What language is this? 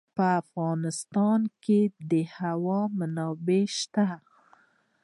Pashto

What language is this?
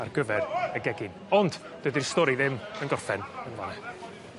Welsh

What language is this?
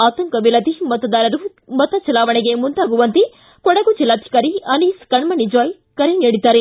Kannada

